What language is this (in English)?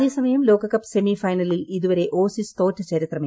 Malayalam